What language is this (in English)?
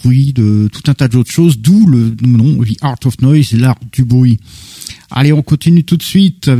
French